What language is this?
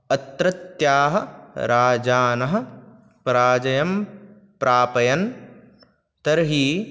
Sanskrit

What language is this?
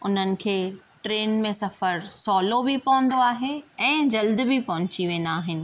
Sindhi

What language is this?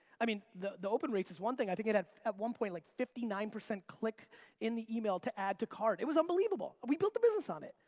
English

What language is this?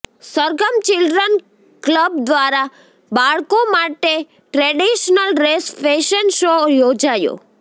Gujarati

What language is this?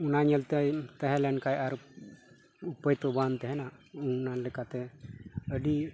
Santali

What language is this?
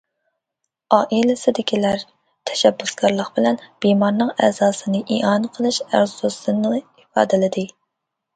Uyghur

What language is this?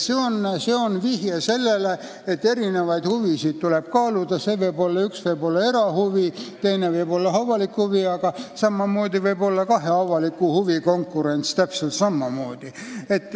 Estonian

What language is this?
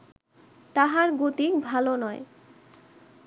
Bangla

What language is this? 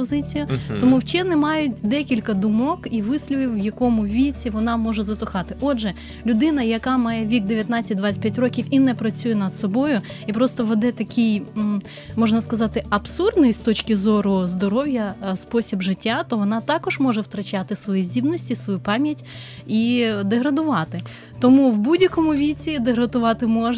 Ukrainian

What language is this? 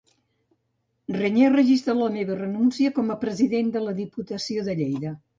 Catalan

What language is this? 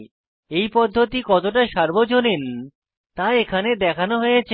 Bangla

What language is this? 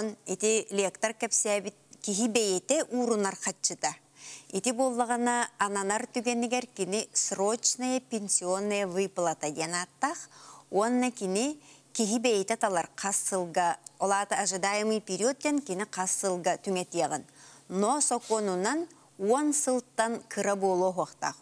Turkish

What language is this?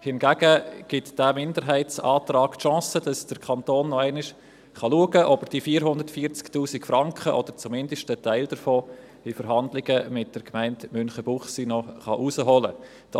Swiss German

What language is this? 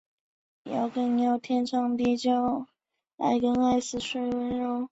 Chinese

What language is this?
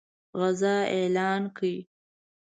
Pashto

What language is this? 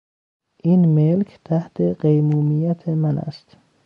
Persian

